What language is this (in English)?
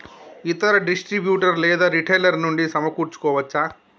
Telugu